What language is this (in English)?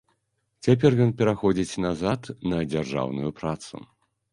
Belarusian